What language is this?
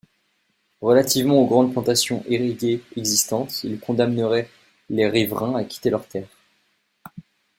French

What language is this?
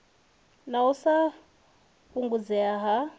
Venda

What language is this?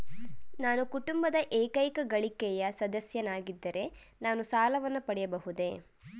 Kannada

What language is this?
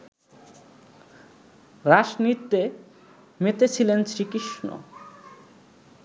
Bangla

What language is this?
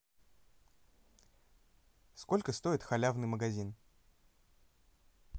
Russian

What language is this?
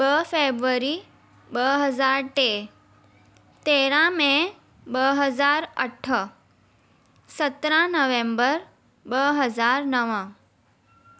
Sindhi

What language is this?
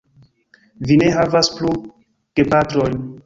Esperanto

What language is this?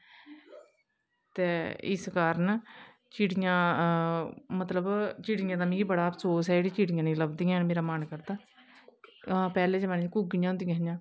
Dogri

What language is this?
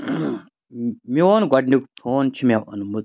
Kashmiri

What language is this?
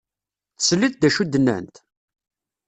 Kabyle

